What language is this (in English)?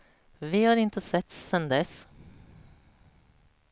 Swedish